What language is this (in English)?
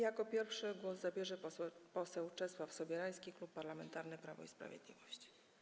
Polish